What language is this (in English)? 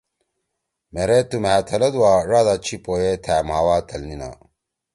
Torwali